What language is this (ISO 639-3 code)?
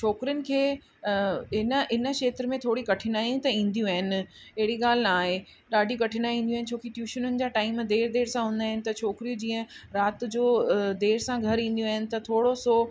snd